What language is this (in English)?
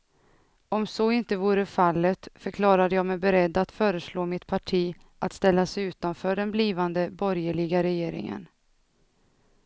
Swedish